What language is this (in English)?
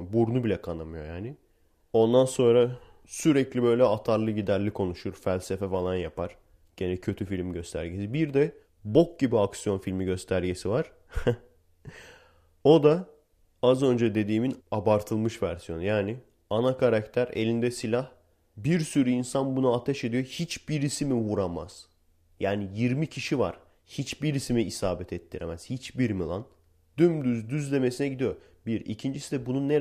Turkish